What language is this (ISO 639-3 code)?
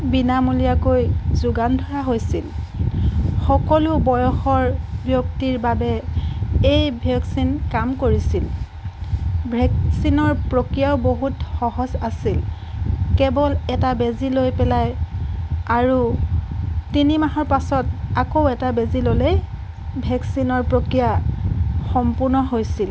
asm